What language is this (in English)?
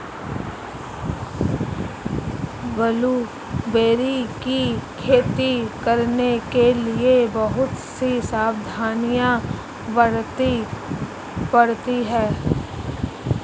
Hindi